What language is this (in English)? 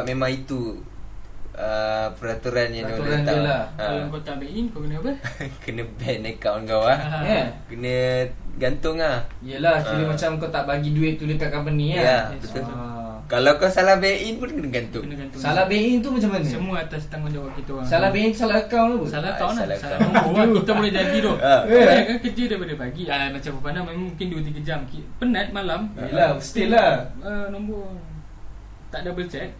Malay